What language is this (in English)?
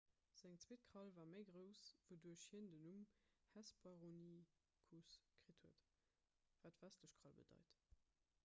Luxembourgish